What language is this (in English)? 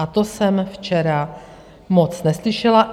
Czech